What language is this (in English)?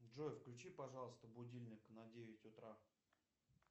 Russian